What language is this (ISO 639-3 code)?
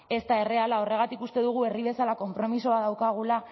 eus